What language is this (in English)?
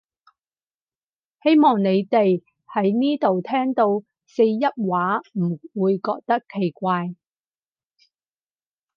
Cantonese